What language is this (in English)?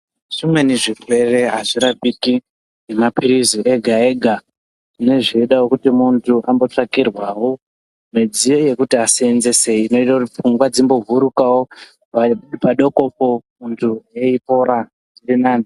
Ndau